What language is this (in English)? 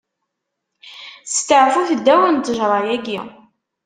Kabyle